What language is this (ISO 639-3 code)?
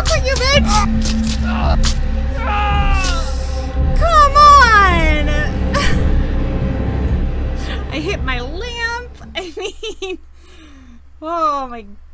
eng